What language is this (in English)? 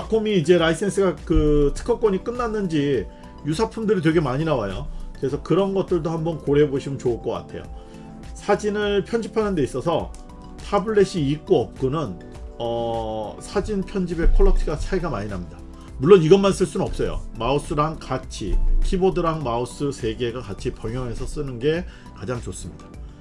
Korean